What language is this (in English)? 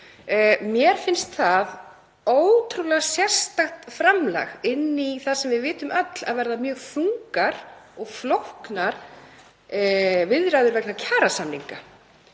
Icelandic